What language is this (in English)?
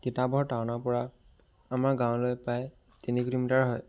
Assamese